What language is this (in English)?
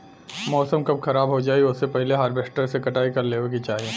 Bhojpuri